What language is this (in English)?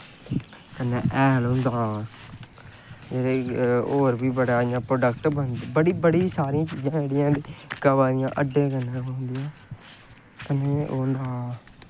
Dogri